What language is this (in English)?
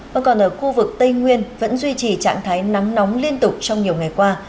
Vietnamese